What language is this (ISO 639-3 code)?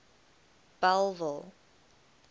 eng